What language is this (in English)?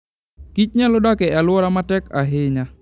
Luo (Kenya and Tanzania)